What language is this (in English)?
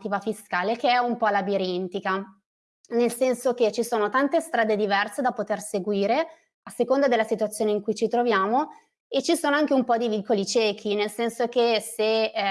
Italian